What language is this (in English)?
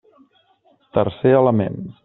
Catalan